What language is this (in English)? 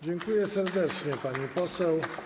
Polish